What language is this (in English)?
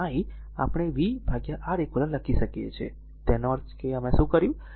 Gujarati